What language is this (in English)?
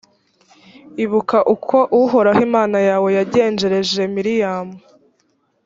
Kinyarwanda